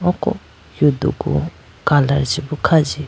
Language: Idu-Mishmi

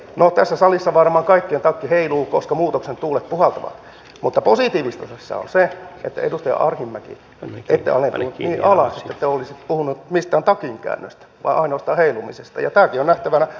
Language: Finnish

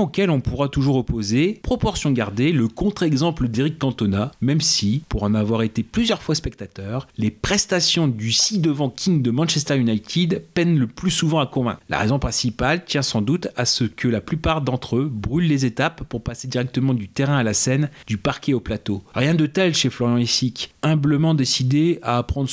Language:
French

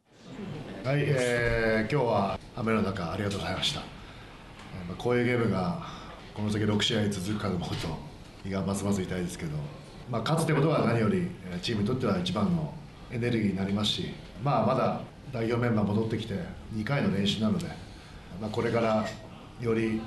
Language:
Japanese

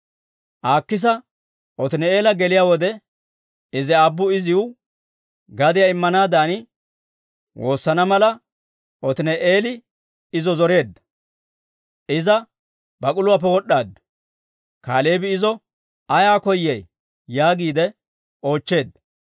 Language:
Dawro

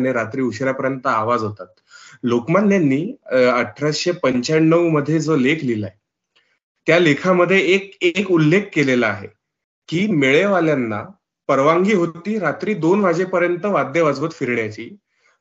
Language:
Marathi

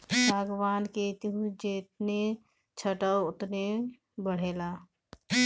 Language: Bhojpuri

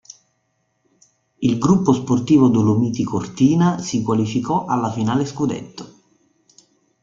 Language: Italian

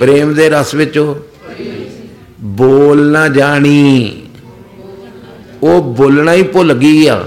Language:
Punjabi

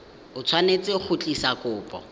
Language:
Tswana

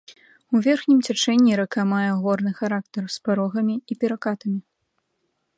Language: Belarusian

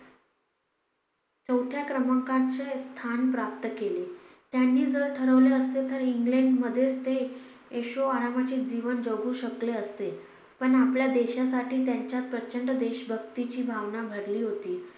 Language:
Marathi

